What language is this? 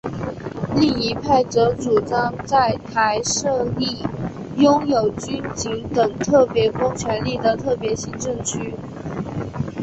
Chinese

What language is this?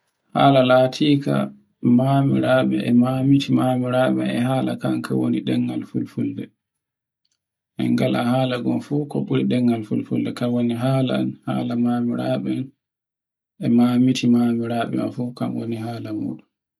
Borgu Fulfulde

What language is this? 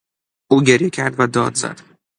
Persian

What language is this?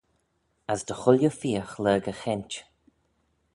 Manx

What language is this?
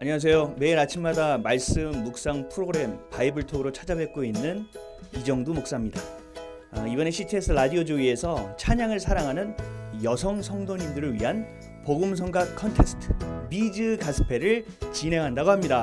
Korean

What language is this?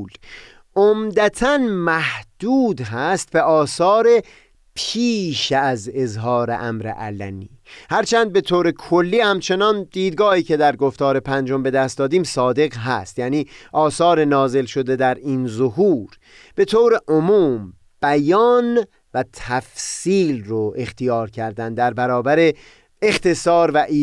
Persian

